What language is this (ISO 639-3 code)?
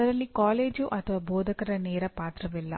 kan